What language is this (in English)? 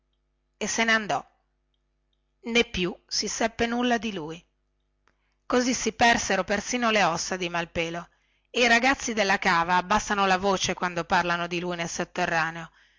Italian